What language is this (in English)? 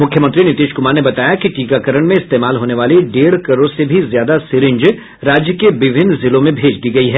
Hindi